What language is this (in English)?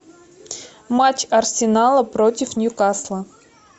Russian